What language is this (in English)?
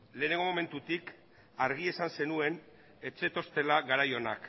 Basque